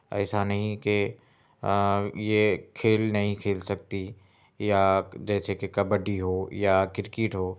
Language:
Urdu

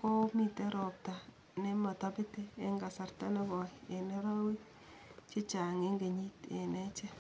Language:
Kalenjin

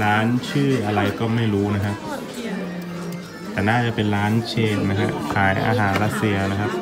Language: Thai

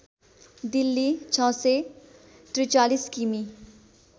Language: Nepali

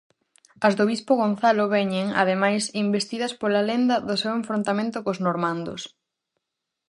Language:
Galician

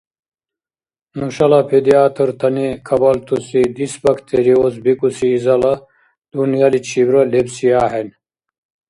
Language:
Dargwa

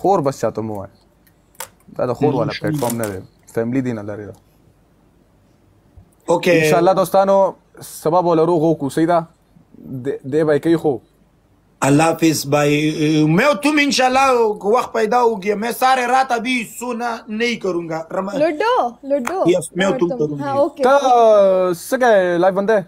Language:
Arabic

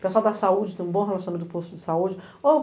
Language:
Portuguese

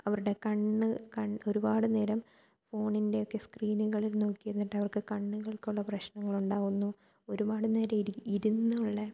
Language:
Malayalam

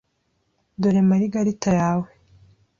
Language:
Kinyarwanda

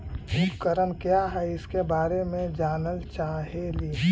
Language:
Magahi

